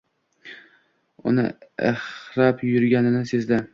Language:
Uzbek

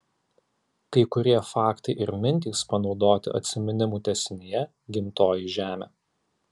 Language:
Lithuanian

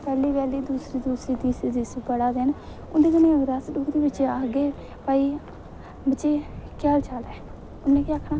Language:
Dogri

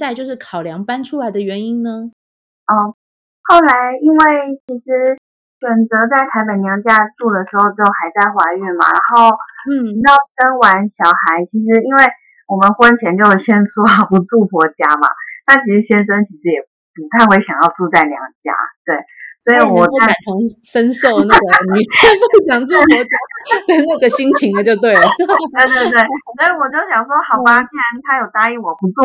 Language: Chinese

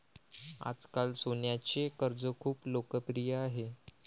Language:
Marathi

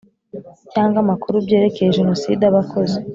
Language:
Kinyarwanda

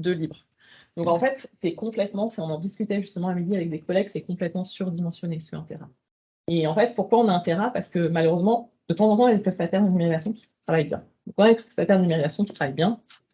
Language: French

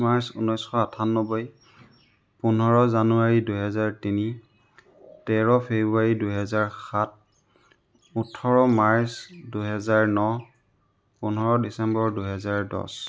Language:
Assamese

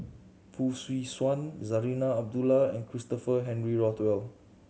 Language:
English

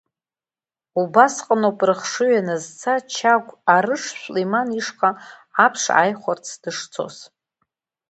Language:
Abkhazian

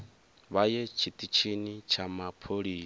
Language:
Venda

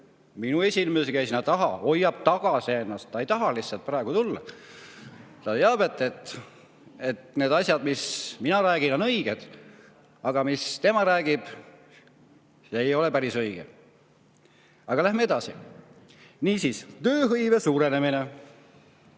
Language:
Estonian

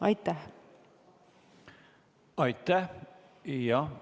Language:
Estonian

